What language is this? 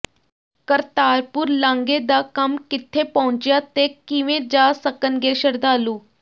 Punjabi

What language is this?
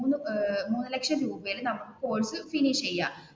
Malayalam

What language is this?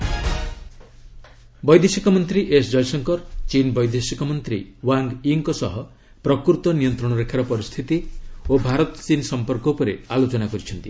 Odia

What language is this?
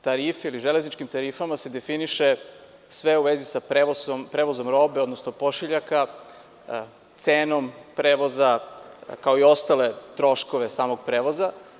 Serbian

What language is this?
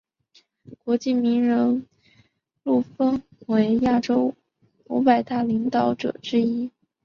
Chinese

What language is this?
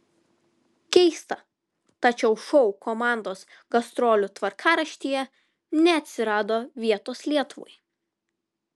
Lithuanian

